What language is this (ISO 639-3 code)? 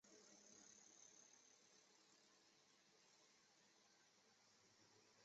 zho